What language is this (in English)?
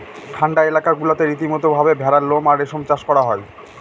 Bangla